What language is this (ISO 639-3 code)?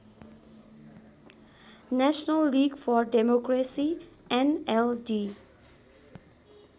nep